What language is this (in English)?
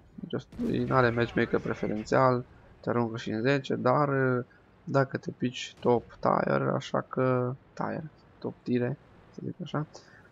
Romanian